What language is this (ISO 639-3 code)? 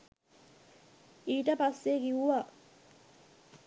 sin